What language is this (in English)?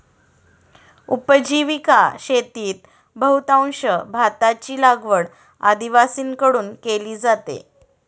Marathi